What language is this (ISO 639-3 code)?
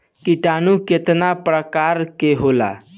bho